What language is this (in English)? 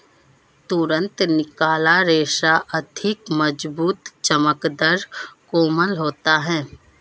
Hindi